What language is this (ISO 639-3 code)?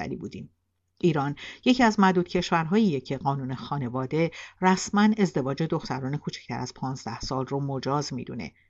fas